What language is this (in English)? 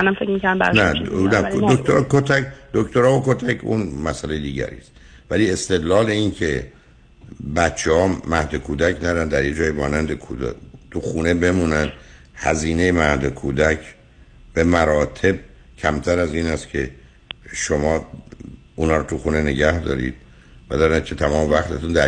Persian